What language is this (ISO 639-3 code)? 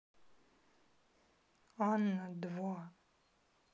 rus